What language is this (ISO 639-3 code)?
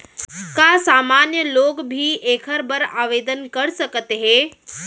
hne